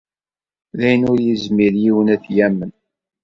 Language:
Kabyle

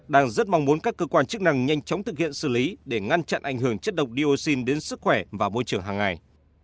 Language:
Vietnamese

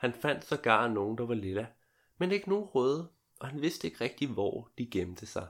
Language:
Danish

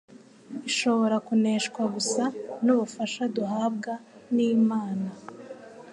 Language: Kinyarwanda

